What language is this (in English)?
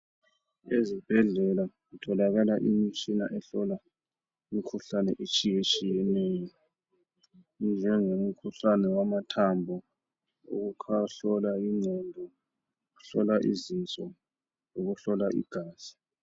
North Ndebele